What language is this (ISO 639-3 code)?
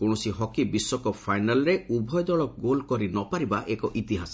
ori